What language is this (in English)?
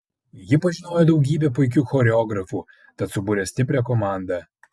Lithuanian